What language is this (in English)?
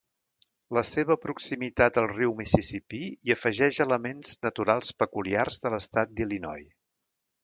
Catalan